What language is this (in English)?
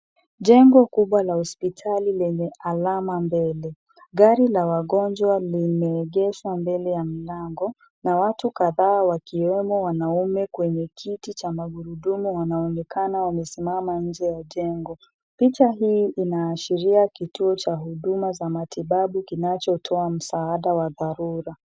Swahili